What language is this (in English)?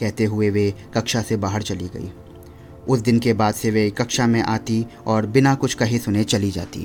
Hindi